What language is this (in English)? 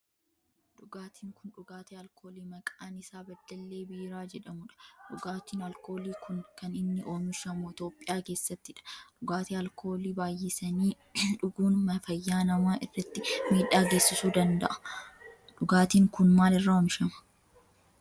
Oromo